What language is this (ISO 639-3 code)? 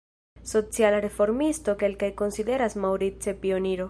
epo